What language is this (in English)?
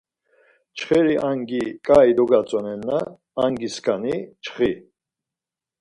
Laz